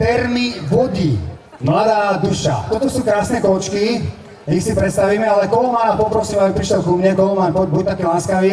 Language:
Slovak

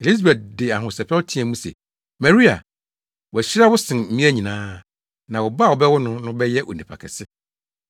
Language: Akan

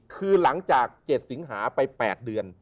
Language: Thai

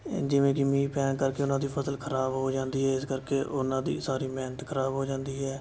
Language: Punjabi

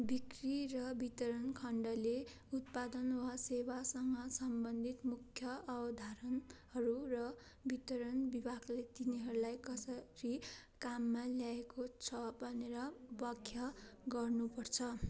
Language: Nepali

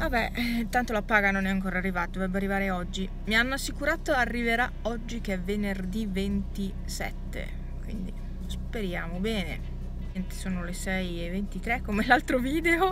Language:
Italian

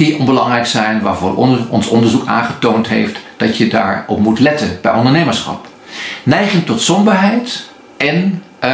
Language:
Dutch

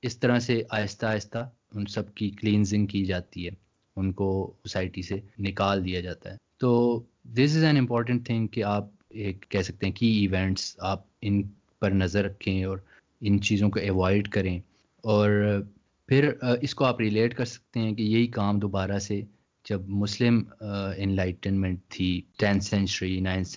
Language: Urdu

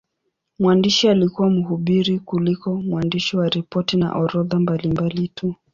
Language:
Swahili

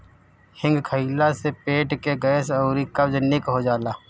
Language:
Bhojpuri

